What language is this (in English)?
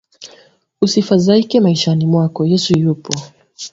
Swahili